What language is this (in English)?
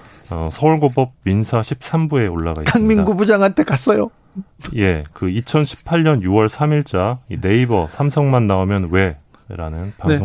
Korean